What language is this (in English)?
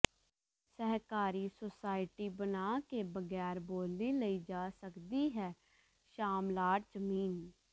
Punjabi